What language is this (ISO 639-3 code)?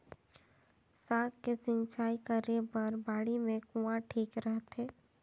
hne